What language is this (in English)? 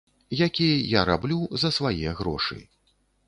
Belarusian